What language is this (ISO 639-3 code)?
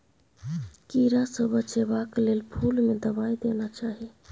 mai